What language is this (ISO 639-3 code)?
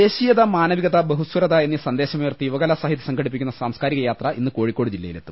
mal